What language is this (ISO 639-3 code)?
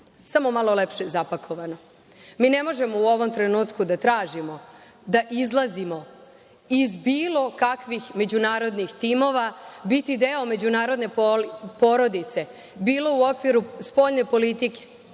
srp